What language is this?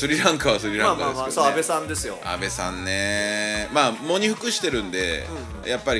Japanese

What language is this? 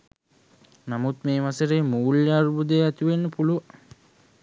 Sinhala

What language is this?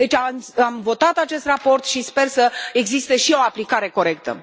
Romanian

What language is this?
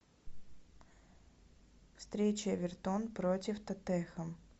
Russian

